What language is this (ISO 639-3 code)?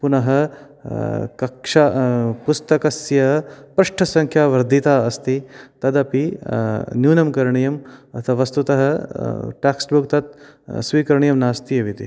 san